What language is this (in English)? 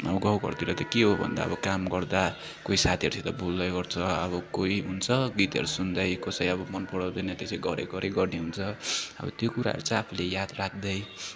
Nepali